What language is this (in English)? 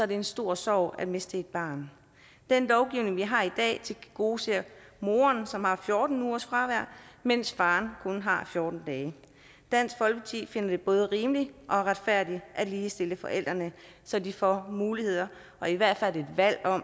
Danish